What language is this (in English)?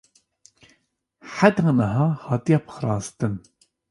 Kurdish